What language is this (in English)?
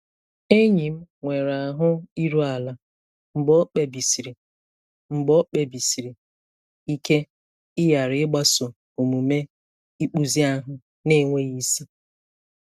Igbo